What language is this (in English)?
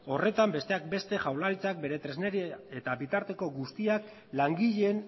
Basque